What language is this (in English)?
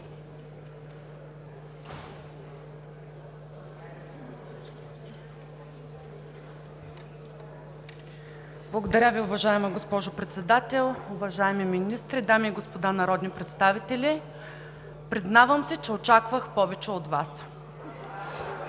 Bulgarian